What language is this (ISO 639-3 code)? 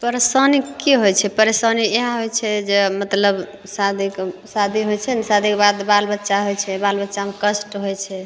mai